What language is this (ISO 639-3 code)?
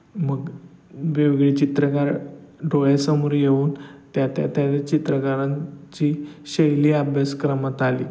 mar